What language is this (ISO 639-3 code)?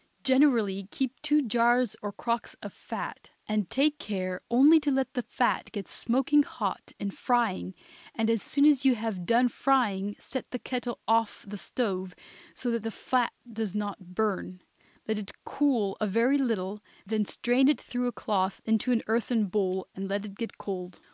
eng